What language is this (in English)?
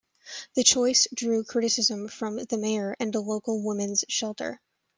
English